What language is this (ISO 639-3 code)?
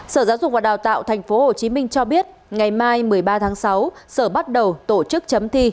vie